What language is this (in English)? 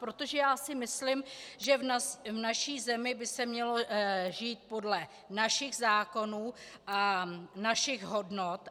Czech